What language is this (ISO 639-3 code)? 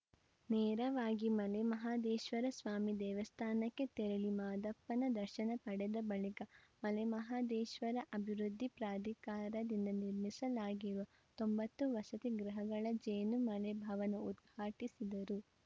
kan